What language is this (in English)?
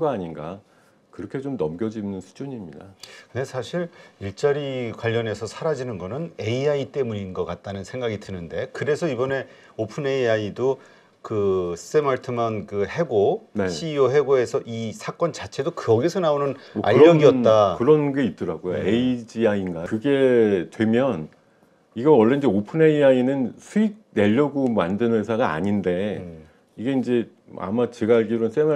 Korean